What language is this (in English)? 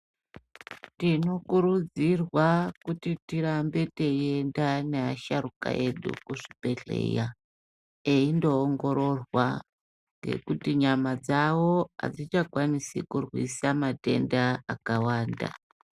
Ndau